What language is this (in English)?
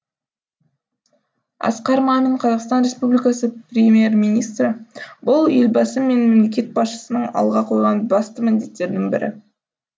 Kazakh